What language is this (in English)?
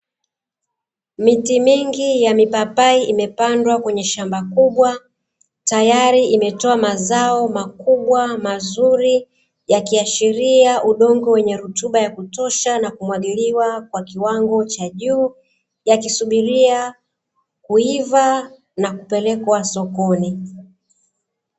Swahili